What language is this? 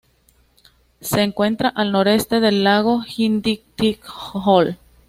Spanish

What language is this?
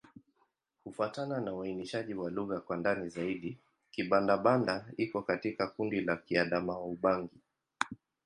Swahili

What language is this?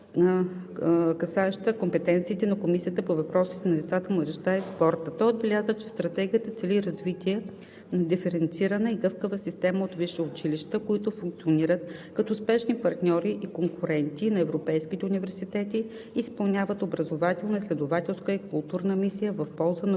Bulgarian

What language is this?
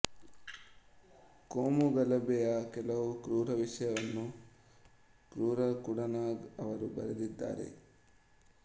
Kannada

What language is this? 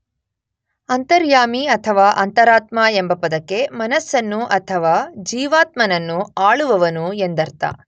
Kannada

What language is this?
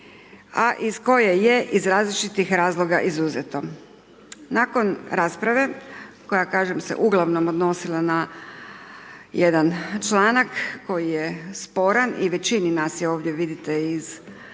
Croatian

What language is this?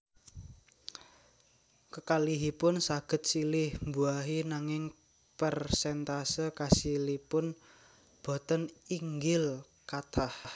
Javanese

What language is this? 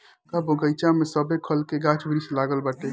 Bhojpuri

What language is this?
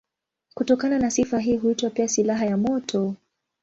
Swahili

